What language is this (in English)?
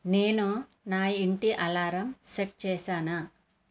Telugu